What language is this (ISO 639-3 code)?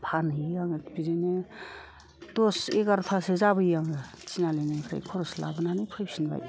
brx